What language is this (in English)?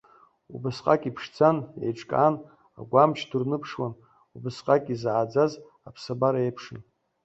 Abkhazian